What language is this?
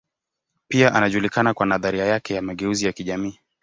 Swahili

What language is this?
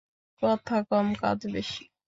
Bangla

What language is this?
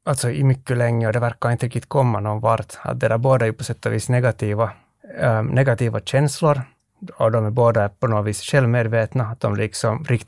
Swedish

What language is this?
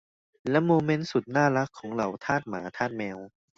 Thai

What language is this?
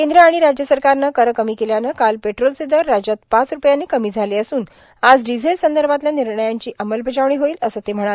Marathi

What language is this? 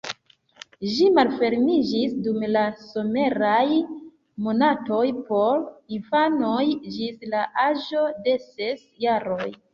Esperanto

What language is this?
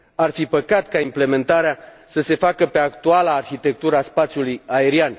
Romanian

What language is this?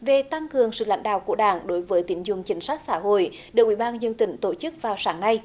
Vietnamese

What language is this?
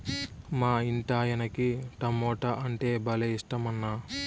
Telugu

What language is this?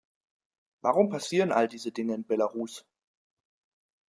German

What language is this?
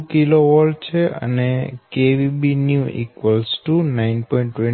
Gujarati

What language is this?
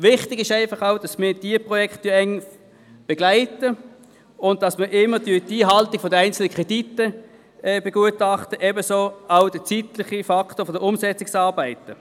Swiss German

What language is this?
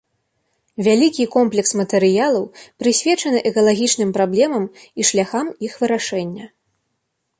Belarusian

